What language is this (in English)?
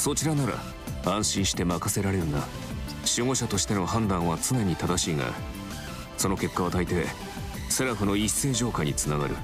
Japanese